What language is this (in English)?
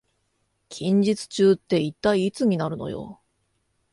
Japanese